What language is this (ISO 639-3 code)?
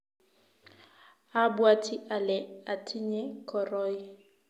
kln